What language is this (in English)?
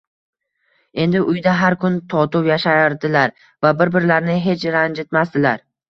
Uzbek